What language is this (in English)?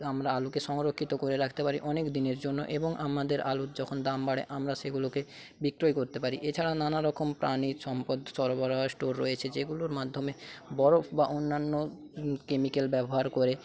Bangla